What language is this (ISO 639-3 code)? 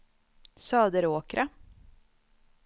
swe